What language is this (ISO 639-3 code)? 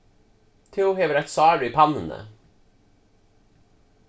fao